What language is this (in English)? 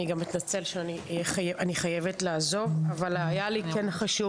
Hebrew